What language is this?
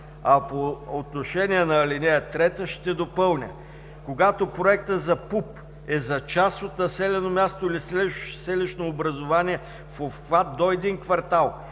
Bulgarian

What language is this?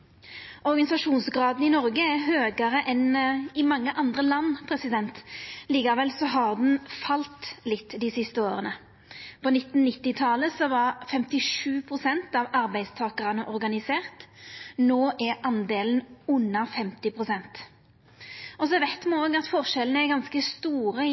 Norwegian Nynorsk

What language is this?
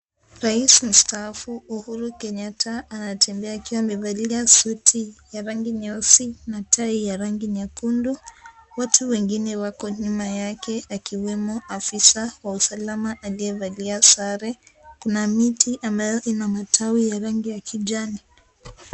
Swahili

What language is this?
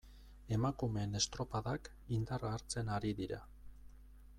Basque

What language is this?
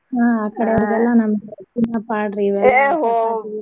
Kannada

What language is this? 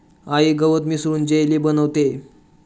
Marathi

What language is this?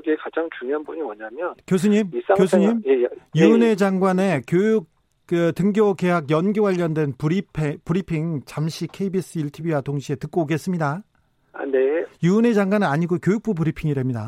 Korean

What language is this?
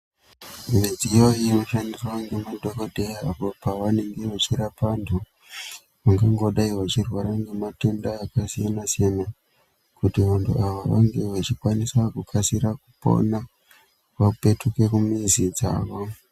Ndau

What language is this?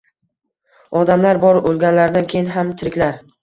Uzbek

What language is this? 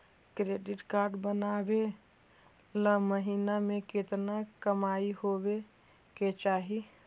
Magahi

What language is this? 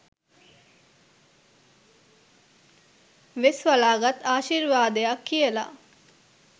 Sinhala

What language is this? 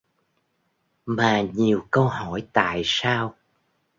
Vietnamese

